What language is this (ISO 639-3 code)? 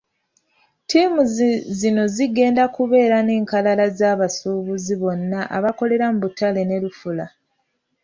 lug